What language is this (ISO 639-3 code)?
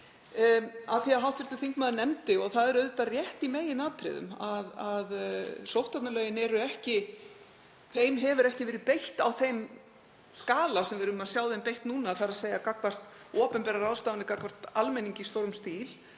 isl